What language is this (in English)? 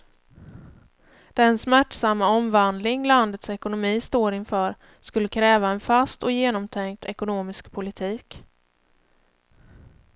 Swedish